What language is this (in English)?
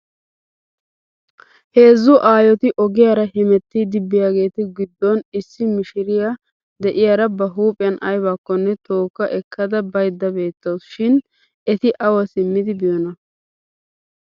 Wolaytta